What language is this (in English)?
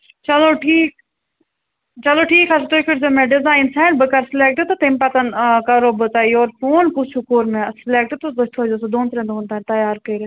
Kashmiri